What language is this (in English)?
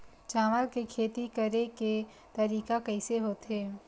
Chhattisgarhi